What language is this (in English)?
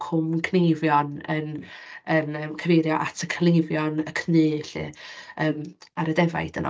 Welsh